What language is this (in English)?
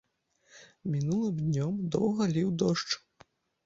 Belarusian